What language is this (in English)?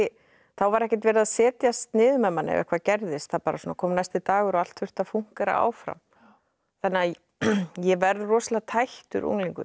Icelandic